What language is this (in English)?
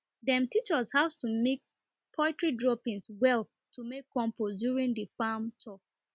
Nigerian Pidgin